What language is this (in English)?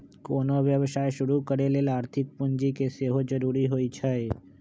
Magahi